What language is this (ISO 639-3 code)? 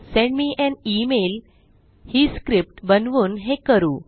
mar